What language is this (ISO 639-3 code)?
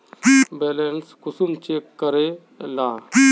mag